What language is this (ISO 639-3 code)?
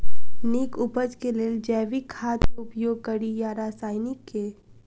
mai